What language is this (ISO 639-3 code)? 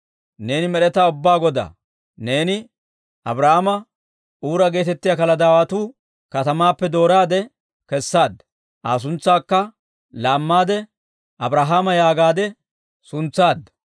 dwr